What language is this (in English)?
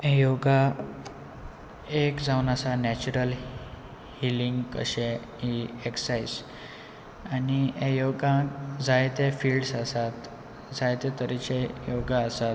Konkani